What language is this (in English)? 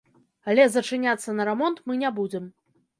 Belarusian